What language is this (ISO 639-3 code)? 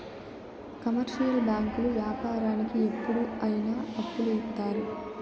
tel